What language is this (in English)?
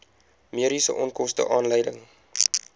Afrikaans